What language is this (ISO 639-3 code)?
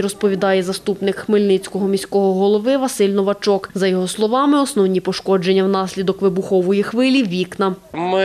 ukr